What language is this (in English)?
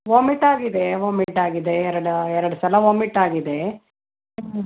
Kannada